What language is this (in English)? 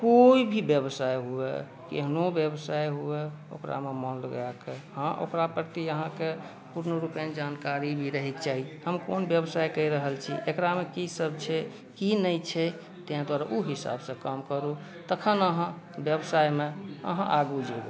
Maithili